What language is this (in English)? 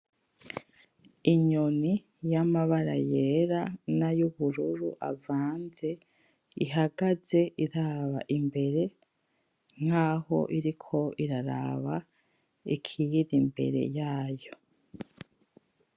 Rundi